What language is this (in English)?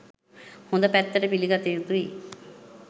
Sinhala